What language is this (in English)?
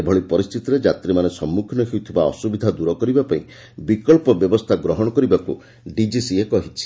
Odia